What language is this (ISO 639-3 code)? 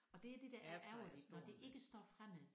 dan